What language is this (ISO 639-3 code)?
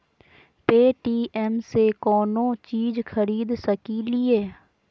mag